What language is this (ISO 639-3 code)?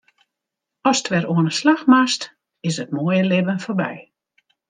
fry